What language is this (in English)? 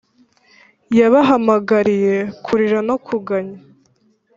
Kinyarwanda